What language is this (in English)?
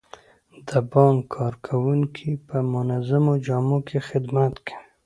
Pashto